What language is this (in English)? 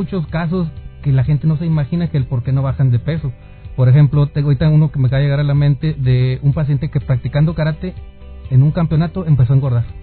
Spanish